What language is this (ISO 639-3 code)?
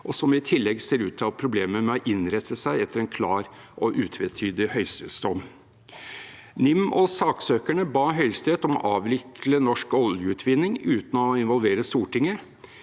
nor